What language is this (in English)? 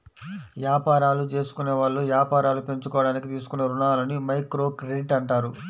Telugu